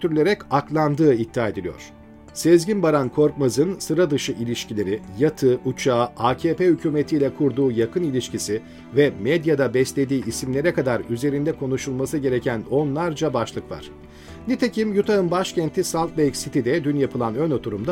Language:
Turkish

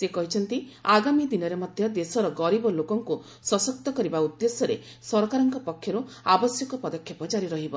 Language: Odia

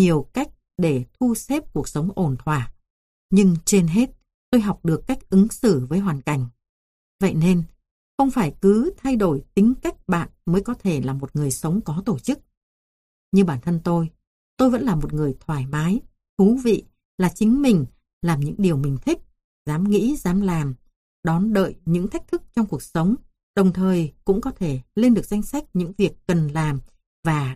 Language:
Vietnamese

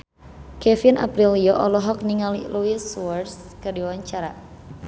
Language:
Sundanese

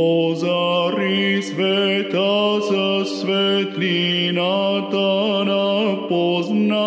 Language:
Greek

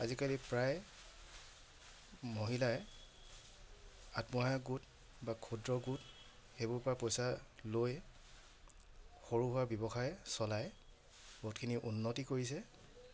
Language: Assamese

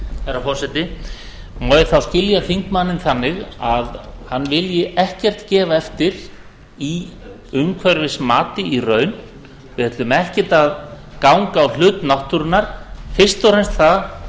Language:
Icelandic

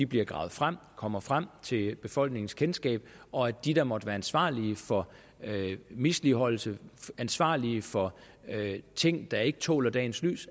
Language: Danish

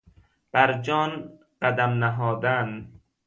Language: Persian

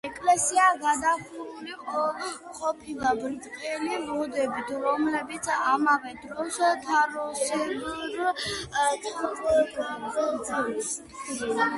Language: Georgian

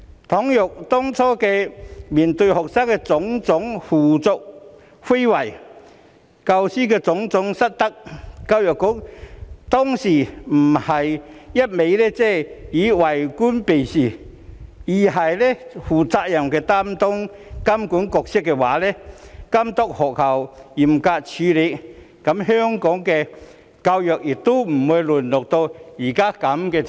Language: Cantonese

